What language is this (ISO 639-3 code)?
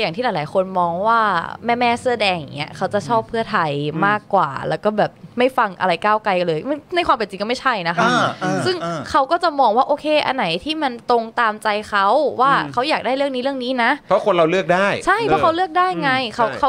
tha